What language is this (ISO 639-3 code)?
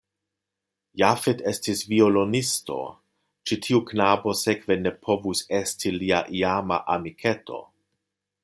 epo